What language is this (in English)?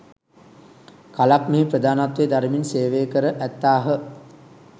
Sinhala